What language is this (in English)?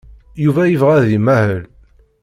Kabyle